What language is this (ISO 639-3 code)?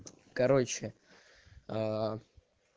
rus